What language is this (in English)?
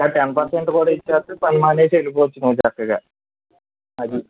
Telugu